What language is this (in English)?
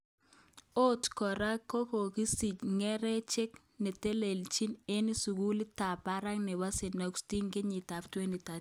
Kalenjin